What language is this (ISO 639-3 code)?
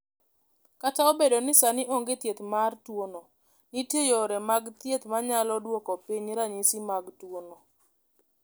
luo